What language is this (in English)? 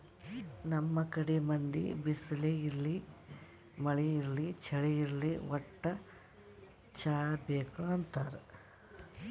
Kannada